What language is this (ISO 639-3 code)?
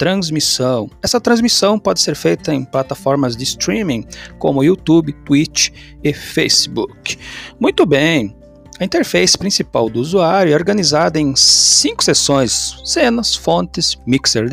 por